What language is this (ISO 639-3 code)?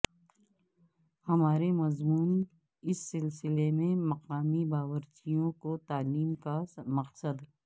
urd